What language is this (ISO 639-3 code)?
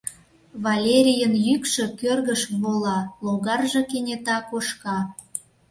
chm